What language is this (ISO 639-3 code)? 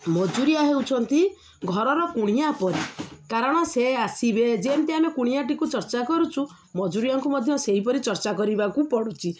ori